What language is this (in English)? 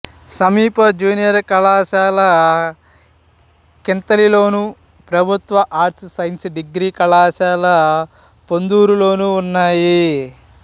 Telugu